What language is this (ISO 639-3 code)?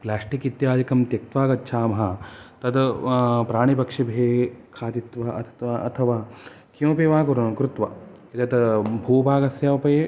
san